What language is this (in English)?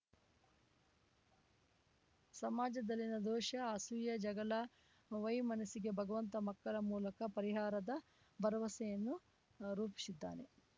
Kannada